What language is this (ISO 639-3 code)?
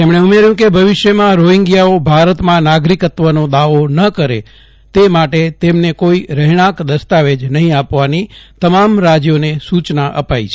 guj